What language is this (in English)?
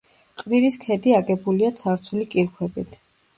Georgian